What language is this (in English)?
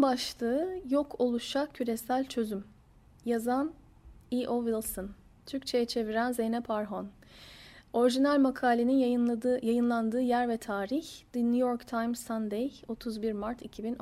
Turkish